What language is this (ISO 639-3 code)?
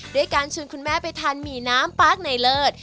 tha